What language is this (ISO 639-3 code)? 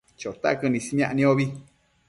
mcf